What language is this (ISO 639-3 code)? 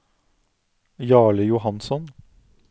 nor